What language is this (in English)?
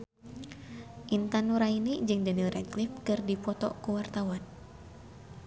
Sundanese